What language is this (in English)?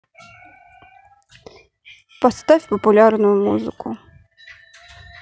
Russian